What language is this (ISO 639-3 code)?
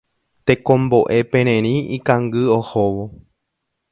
grn